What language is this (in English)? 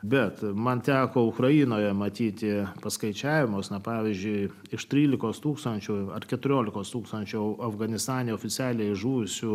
Lithuanian